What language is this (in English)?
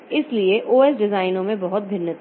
Hindi